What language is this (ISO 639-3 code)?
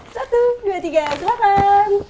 ind